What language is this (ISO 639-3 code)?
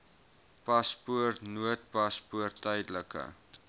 afr